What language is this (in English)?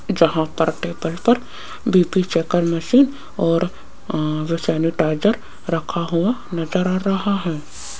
Hindi